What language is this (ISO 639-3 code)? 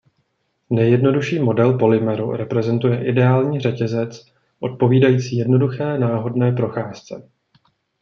ces